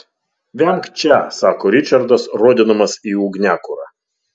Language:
Lithuanian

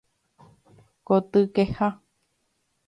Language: Guarani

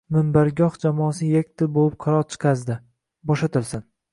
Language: Uzbek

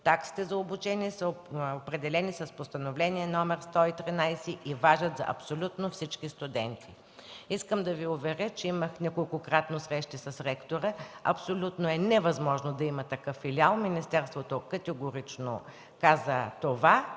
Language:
Bulgarian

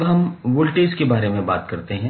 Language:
Hindi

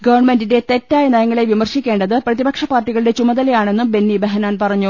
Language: Malayalam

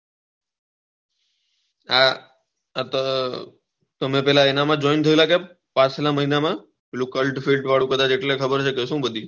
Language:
Gujarati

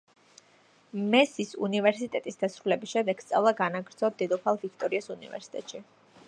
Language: Georgian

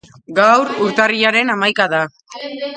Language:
Basque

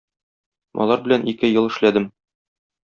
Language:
Tatar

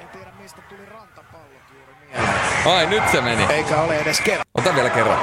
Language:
Finnish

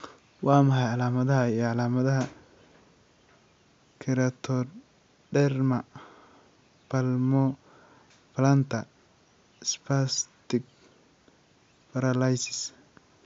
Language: Somali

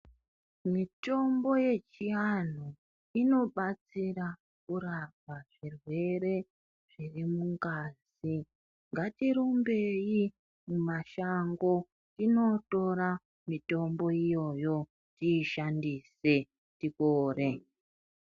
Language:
Ndau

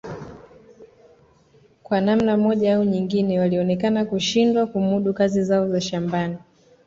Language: Swahili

